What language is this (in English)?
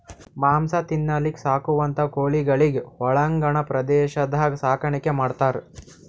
Kannada